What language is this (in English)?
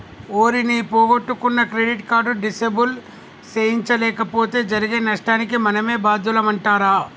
Telugu